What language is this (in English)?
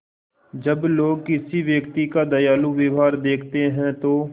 Hindi